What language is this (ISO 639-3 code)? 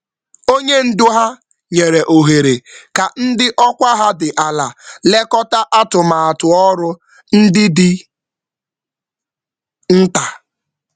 ibo